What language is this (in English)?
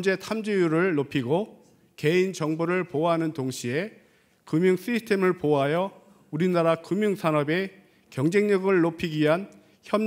Korean